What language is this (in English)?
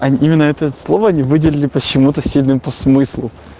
Russian